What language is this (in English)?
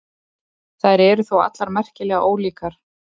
Icelandic